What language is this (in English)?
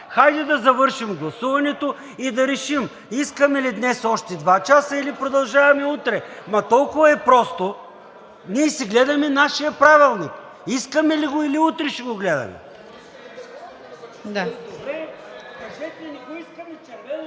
Bulgarian